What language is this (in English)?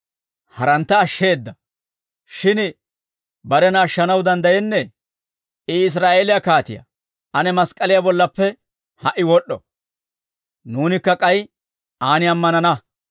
Dawro